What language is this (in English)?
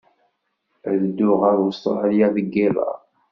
Kabyle